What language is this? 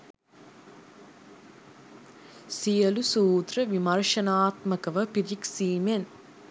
Sinhala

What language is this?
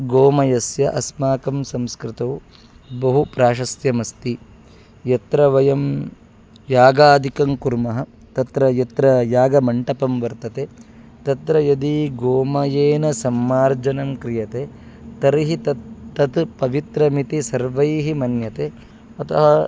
Sanskrit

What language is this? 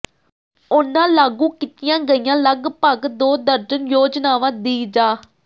Punjabi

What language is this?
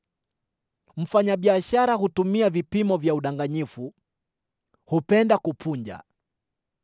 Swahili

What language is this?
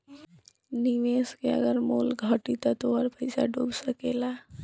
Bhojpuri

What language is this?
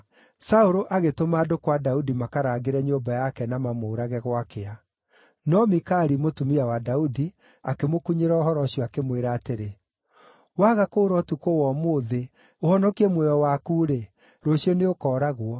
Kikuyu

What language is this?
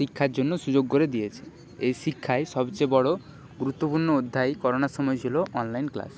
Bangla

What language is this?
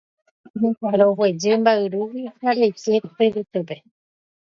Guarani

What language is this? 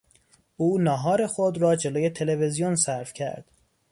Persian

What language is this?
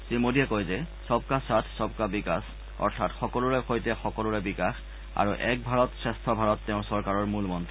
Assamese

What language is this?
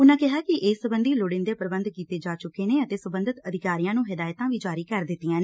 Punjabi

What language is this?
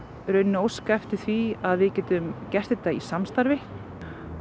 Icelandic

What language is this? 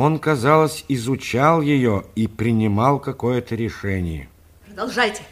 Russian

